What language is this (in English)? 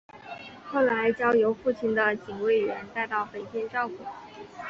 Chinese